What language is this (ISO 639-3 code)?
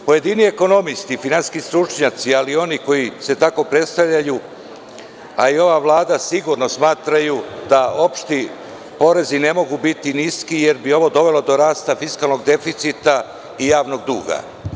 srp